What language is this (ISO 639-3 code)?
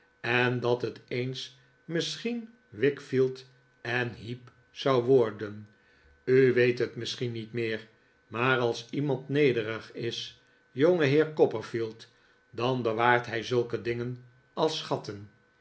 nld